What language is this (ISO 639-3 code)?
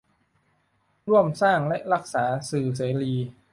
tha